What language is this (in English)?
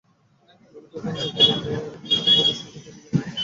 Bangla